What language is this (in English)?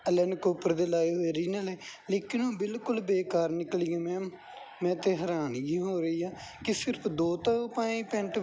Punjabi